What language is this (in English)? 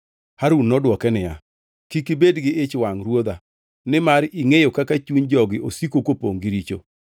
Luo (Kenya and Tanzania)